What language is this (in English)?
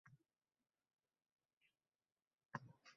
Uzbek